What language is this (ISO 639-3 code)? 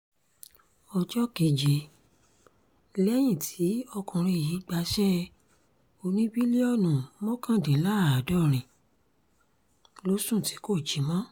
yor